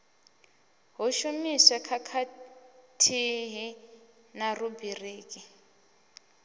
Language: Venda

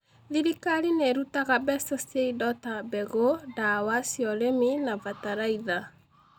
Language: Kikuyu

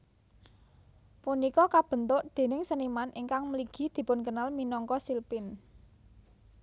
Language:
Javanese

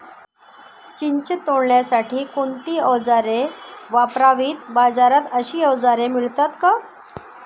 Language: Marathi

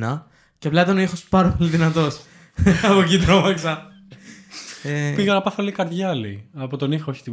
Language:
Greek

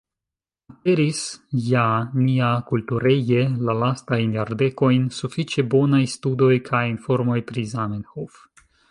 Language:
Esperanto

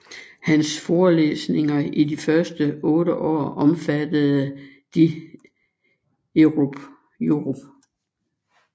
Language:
Danish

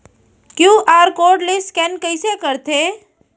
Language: Chhattisgarhi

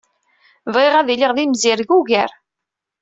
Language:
Kabyle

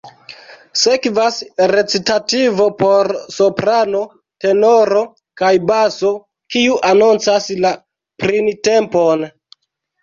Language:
Esperanto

